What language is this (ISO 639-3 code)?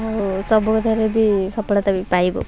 ori